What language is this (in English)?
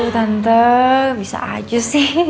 Indonesian